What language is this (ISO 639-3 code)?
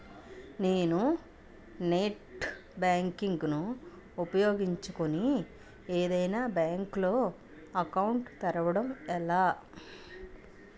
tel